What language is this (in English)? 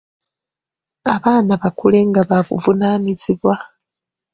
Ganda